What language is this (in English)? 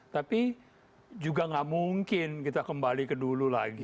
Indonesian